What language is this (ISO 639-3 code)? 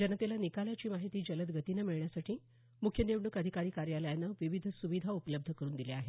mar